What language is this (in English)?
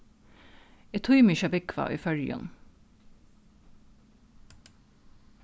Faroese